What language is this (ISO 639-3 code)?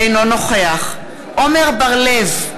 heb